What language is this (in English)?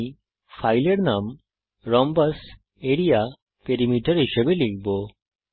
Bangla